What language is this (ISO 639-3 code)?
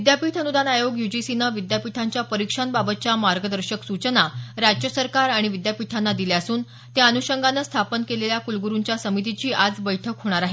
mar